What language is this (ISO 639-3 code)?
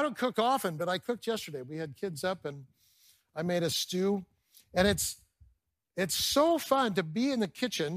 eng